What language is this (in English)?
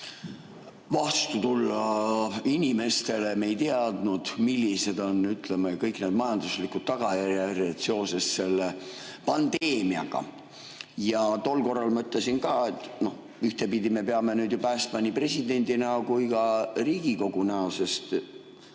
Estonian